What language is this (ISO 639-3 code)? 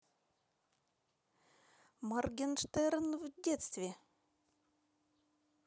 rus